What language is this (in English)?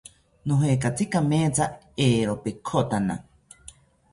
South Ucayali Ashéninka